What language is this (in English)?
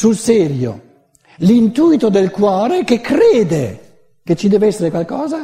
Italian